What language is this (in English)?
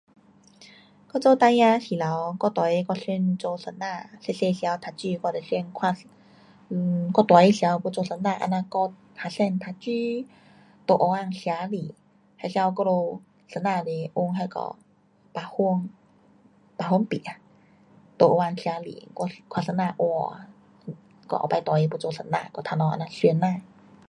Pu-Xian Chinese